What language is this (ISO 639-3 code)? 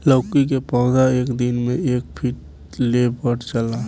bho